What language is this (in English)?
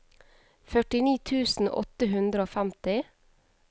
Norwegian